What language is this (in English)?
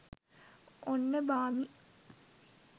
Sinhala